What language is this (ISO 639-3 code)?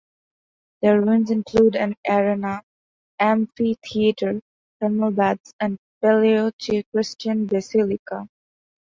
eng